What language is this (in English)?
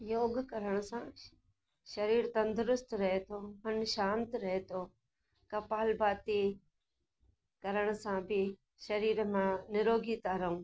Sindhi